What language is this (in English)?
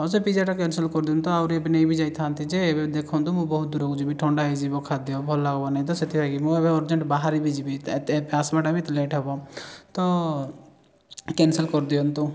Odia